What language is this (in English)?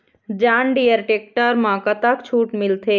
Chhattisgarhi